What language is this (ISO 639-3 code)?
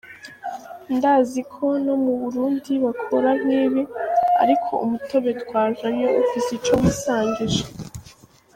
kin